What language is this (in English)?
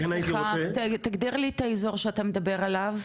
Hebrew